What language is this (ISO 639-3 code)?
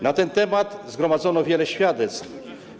pol